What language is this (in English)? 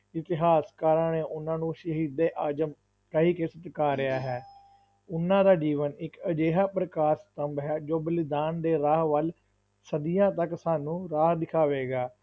Punjabi